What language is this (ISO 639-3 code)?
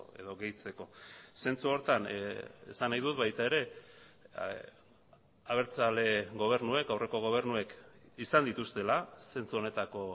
eus